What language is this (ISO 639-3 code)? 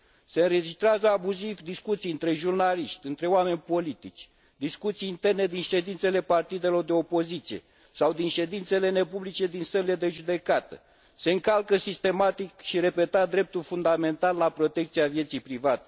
ron